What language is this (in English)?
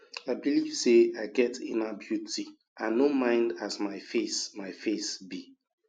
Nigerian Pidgin